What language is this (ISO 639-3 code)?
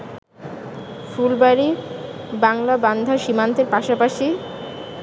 ben